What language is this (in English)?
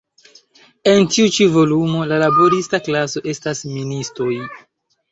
Esperanto